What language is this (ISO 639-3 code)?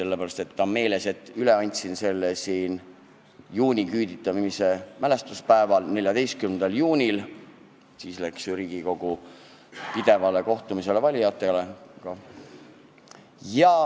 est